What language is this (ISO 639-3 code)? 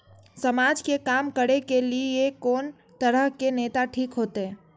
mai